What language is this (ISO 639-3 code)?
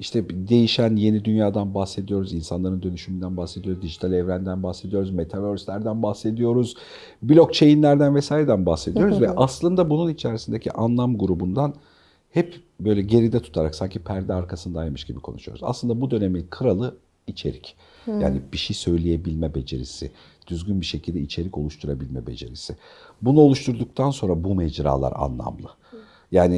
tur